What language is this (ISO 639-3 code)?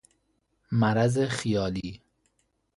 fas